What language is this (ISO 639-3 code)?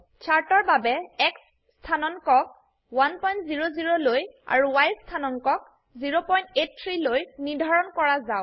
asm